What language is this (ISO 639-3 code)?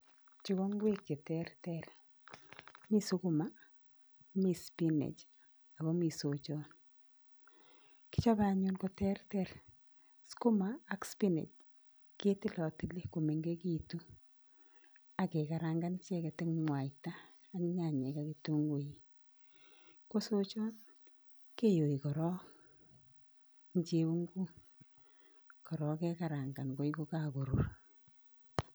kln